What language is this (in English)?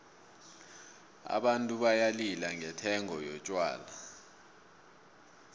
South Ndebele